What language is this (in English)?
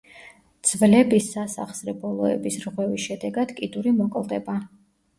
Georgian